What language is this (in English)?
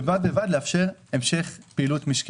Hebrew